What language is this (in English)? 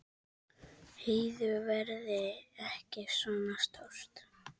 Icelandic